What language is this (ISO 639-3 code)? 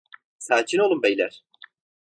tur